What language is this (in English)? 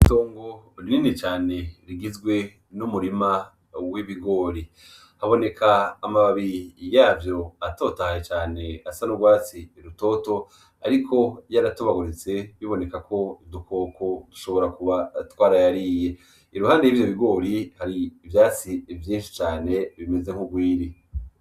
Rundi